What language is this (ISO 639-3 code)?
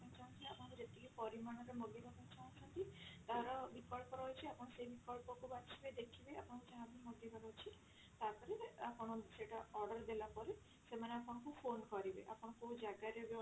ori